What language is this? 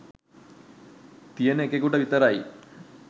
Sinhala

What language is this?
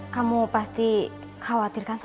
Indonesian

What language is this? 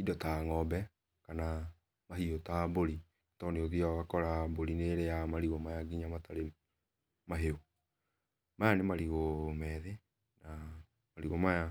Kikuyu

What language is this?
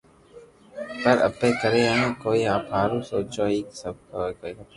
Loarki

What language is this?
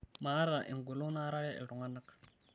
Masai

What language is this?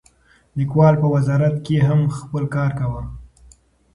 Pashto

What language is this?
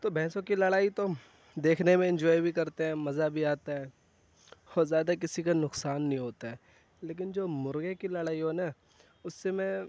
Urdu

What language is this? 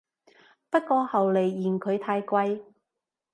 Cantonese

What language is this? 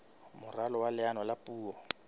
Southern Sotho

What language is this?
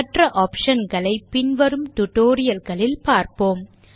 Tamil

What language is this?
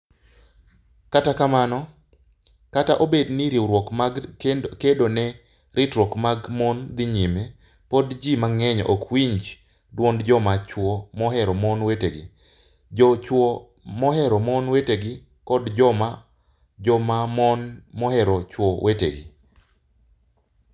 Luo (Kenya and Tanzania)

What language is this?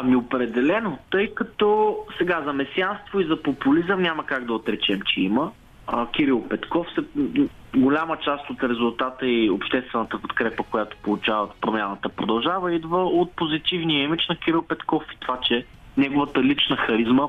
Bulgarian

